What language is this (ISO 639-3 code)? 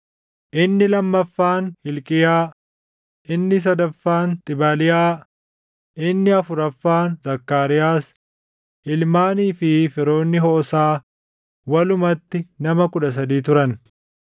orm